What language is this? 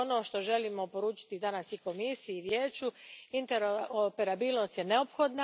Croatian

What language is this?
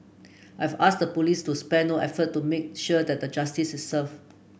English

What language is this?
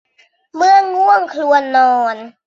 Thai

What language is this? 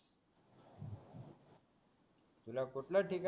Marathi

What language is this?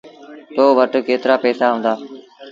Sindhi Bhil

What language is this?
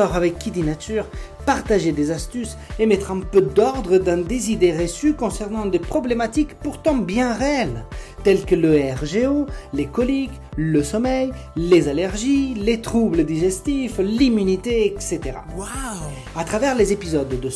French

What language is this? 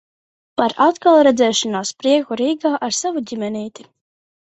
Latvian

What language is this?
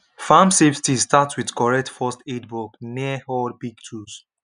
Nigerian Pidgin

